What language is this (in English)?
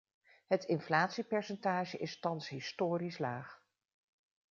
Dutch